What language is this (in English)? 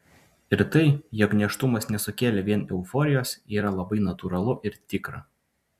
Lithuanian